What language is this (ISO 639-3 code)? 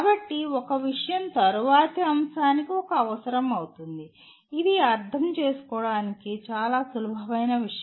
tel